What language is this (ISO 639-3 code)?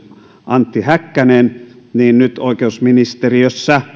fin